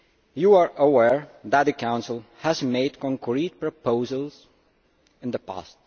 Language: English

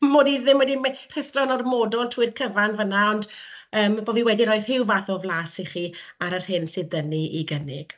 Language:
Welsh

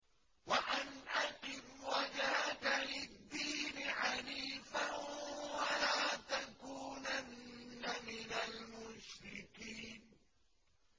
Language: Arabic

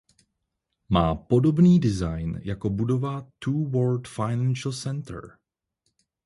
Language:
Czech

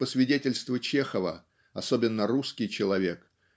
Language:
Russian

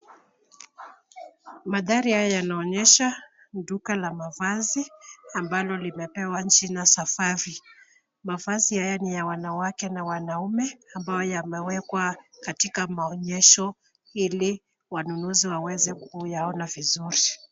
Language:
Swahili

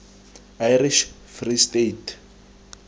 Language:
Tswana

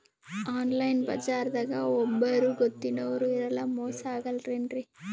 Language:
Kannada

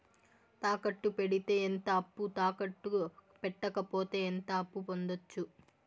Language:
Telugu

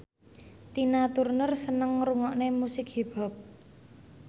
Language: Javanese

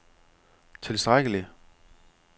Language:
Danish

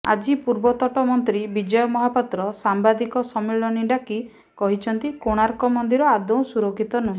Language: Odia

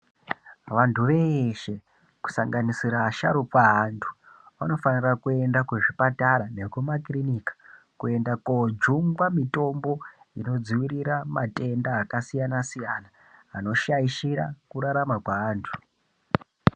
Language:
Ndau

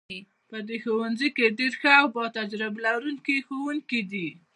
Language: Pashto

